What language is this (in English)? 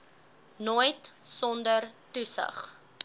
Afrikaans